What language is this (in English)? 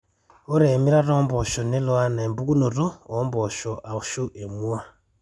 Masai